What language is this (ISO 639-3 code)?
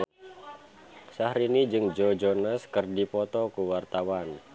sun